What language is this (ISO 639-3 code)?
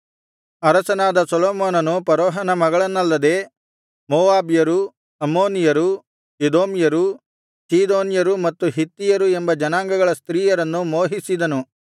kan